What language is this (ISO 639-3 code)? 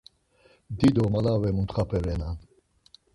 lzz